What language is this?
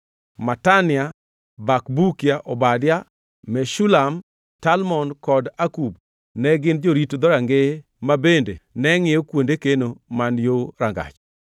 Luo (Kenya and Tanzania)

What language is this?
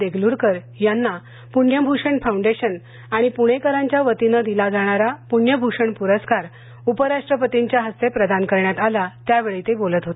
Marathi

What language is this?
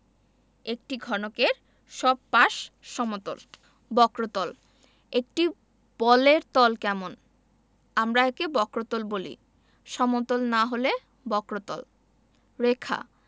Bangla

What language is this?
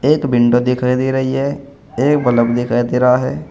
Hindi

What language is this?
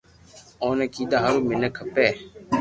Loarki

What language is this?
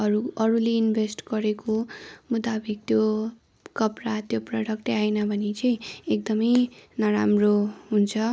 Nepali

